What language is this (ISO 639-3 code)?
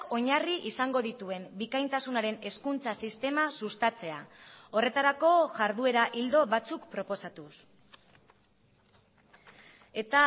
eus